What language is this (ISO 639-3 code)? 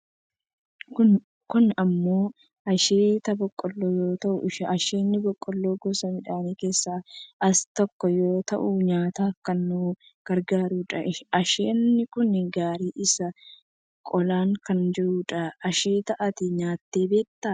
orm